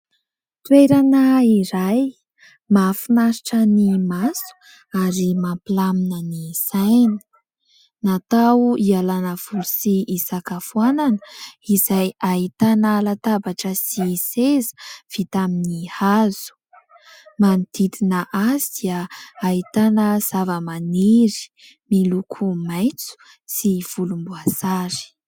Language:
Malagasy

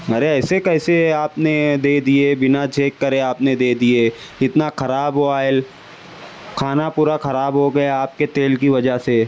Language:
Urdu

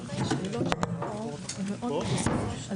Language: Hebrew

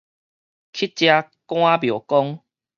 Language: Min Nan Chinese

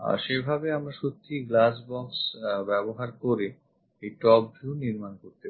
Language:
Bangla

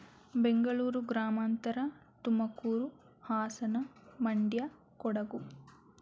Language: Kannada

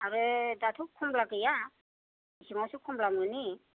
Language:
Bodo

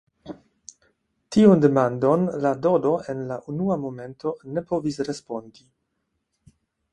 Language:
Esperanto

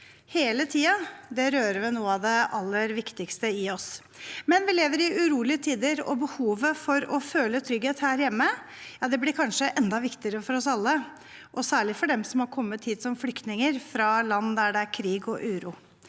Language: Norwegian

